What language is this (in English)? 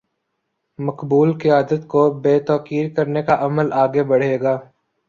Urdu